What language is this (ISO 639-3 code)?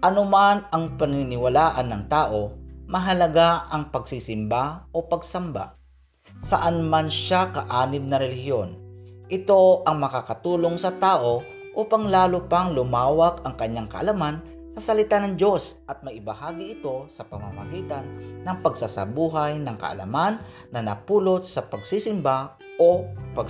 fil